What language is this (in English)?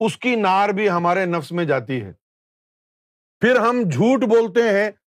Urdu